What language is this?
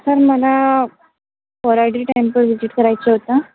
Marathi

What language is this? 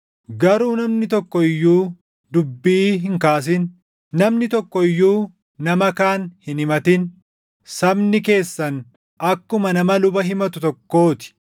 Oromo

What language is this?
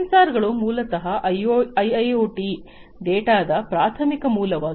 Kannada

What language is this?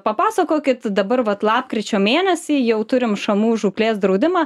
Lithuanian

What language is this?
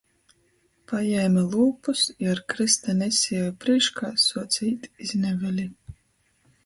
Latgalian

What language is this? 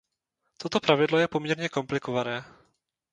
Czech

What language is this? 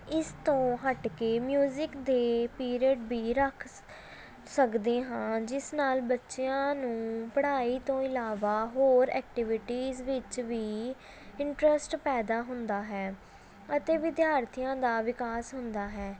Punjabi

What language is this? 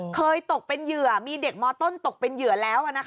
Thai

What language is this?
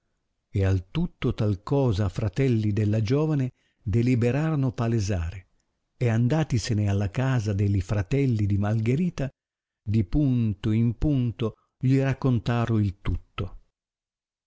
Italian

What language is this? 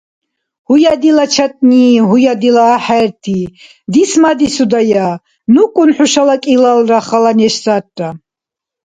Dargwa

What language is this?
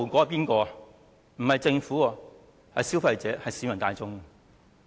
Cantonese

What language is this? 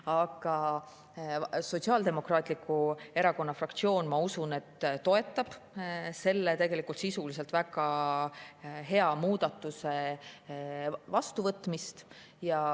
Estonian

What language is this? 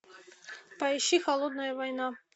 Russian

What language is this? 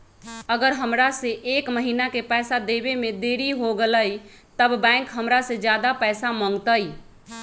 Magahi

